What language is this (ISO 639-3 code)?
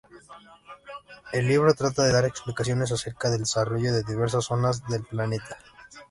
spa